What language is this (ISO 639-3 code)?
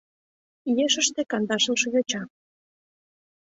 chm